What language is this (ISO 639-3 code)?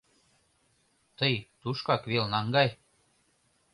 chm